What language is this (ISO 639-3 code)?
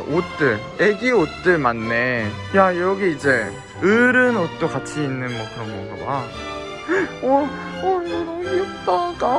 kor